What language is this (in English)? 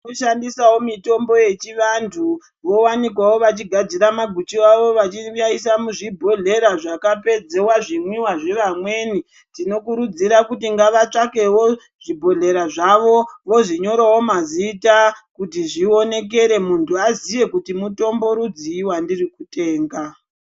Ndau